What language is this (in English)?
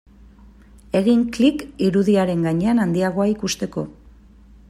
Basque